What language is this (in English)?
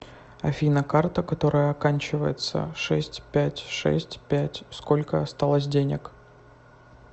Russian